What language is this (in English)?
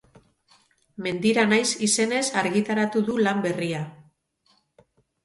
Basque